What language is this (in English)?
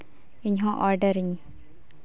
Santali